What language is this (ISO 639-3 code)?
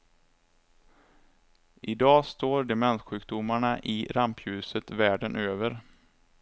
swe